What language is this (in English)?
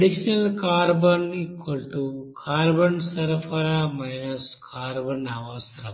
Telugu